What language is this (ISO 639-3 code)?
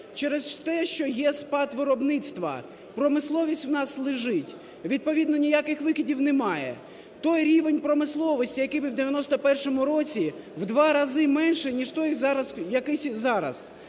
ukr